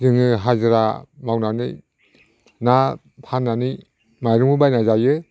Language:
Bodo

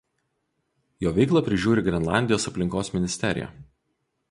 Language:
Lithuanian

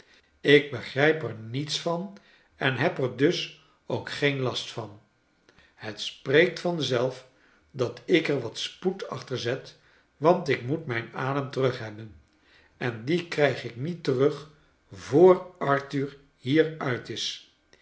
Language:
Dutch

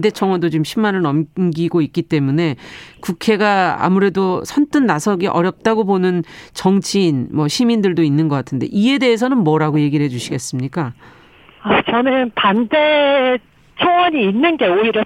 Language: Korean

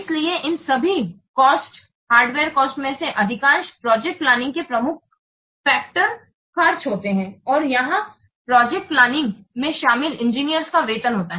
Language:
Hindi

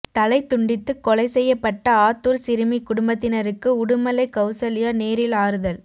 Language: Tamil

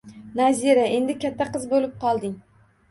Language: Uzbek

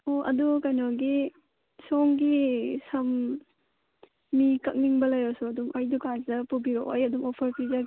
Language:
Manipuri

